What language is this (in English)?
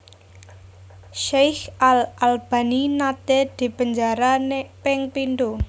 Javanese